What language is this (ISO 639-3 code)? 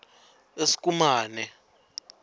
ssw